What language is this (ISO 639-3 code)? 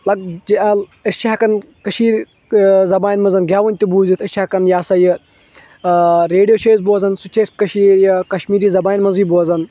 kas